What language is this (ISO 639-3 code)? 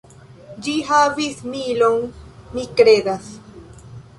epo